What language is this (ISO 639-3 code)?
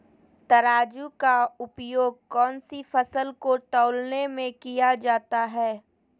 mag